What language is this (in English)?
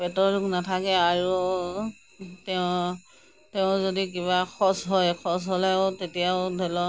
Assamese